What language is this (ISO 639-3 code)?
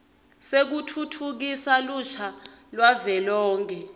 ssw